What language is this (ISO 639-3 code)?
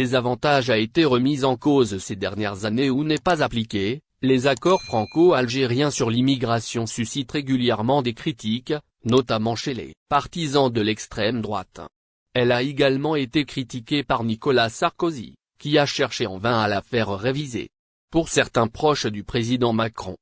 fra